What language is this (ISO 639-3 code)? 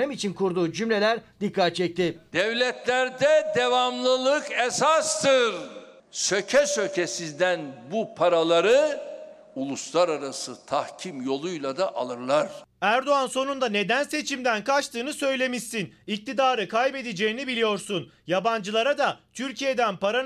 tur